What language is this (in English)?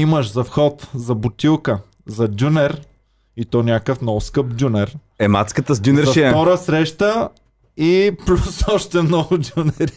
Bulgarian